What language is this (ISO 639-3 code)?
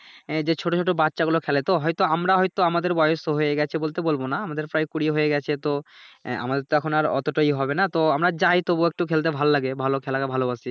ben